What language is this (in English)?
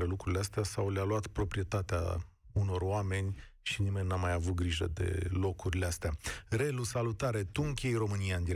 Romanian